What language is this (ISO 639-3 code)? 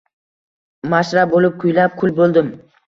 uzb